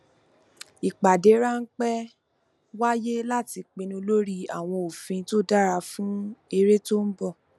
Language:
Yoruba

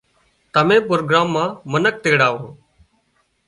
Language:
Wadiyara Koli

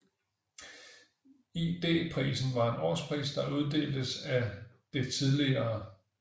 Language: Danish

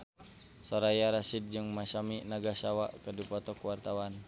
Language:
Sundanese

